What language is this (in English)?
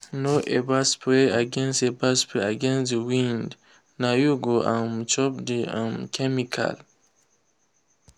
Nigerian Pidgin